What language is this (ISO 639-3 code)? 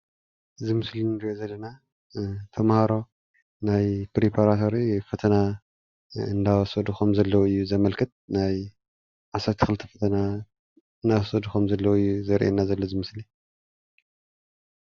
tir